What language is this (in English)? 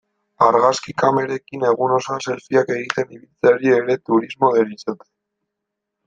Basque